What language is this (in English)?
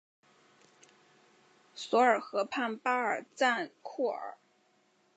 Chinese